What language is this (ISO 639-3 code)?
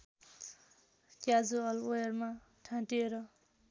nep